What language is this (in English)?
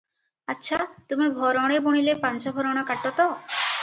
Odia